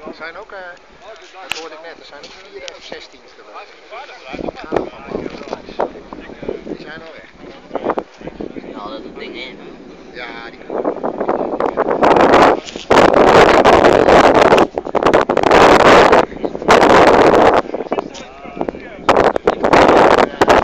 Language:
Dutch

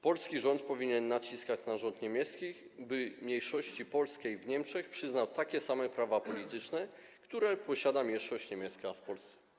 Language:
Polish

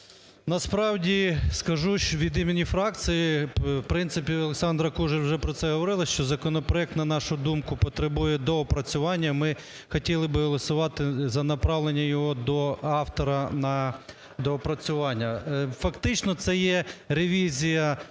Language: Ukrainian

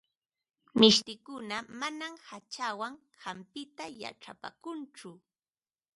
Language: Ambo-Pasco Quechua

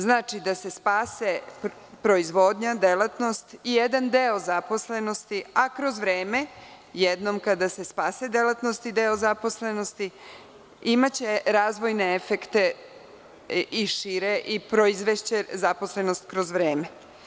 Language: Serbian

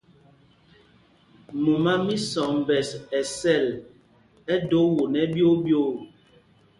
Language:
Mpumpong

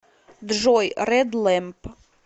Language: Russian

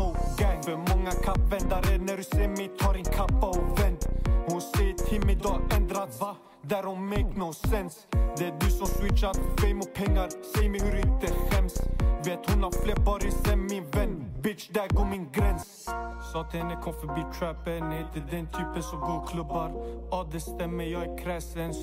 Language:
Swedish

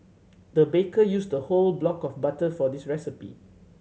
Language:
English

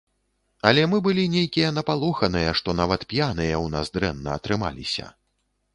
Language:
Belarusian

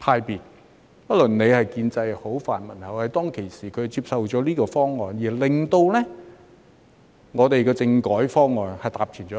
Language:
Cantonese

